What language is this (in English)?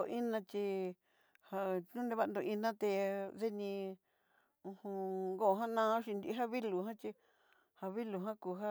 Southeastern Nochixtlán Mixtec